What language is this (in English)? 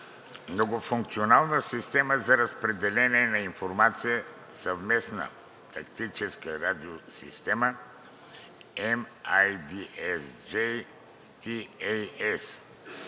Bulgarian